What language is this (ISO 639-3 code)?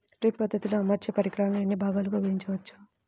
tel